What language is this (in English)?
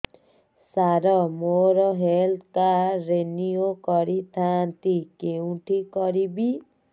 Odia